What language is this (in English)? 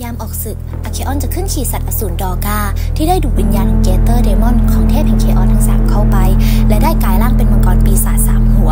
Thai